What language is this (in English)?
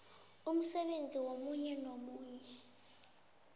South Ndebele